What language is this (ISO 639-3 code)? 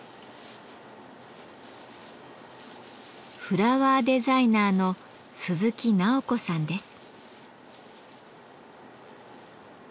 jpn